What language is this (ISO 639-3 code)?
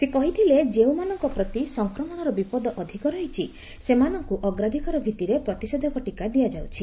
ori